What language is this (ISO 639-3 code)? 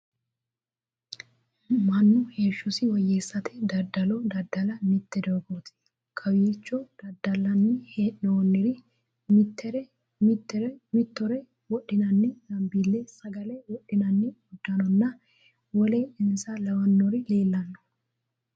sid